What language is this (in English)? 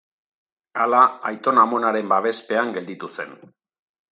Basque